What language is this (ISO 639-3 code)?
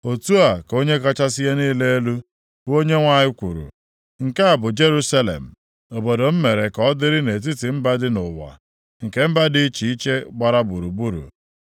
ibo